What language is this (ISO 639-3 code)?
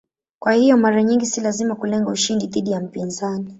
swa